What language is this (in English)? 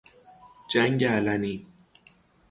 Persian